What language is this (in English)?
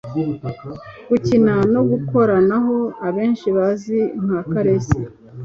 Kinyarwanda